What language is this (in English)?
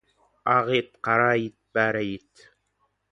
Kazakh